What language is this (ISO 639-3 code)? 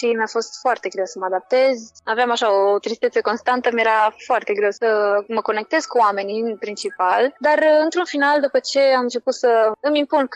ron